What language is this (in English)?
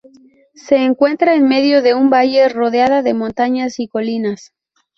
Spanish